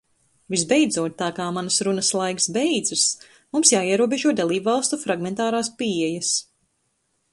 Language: Latvian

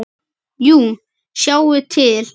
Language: Icelandic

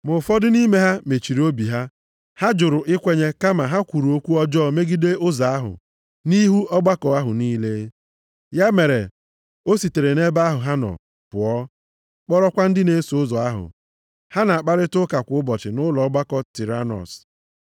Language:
Igbo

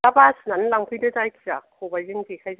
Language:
Bodo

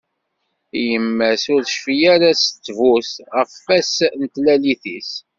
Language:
Kabyle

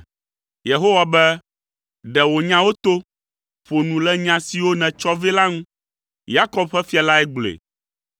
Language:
Ewe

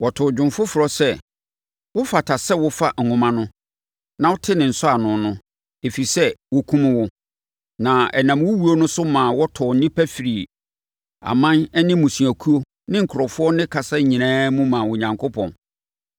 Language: Akan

